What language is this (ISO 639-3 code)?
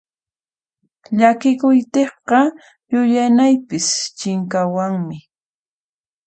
qxp